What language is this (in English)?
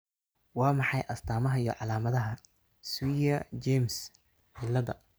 Somali